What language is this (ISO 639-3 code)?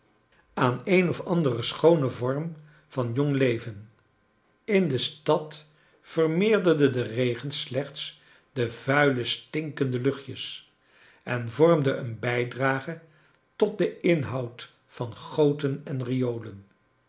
nld